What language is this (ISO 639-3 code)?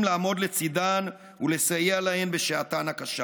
heb